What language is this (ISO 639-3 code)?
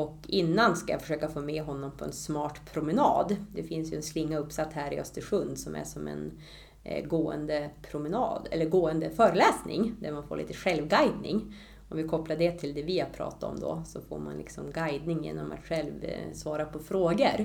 swe